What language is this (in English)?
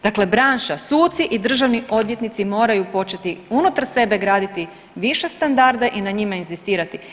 Croatian